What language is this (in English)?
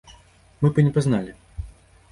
Belarusian